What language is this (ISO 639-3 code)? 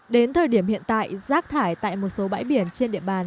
vie